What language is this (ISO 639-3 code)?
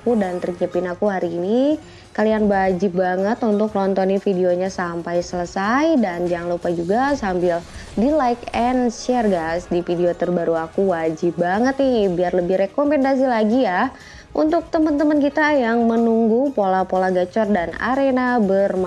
ind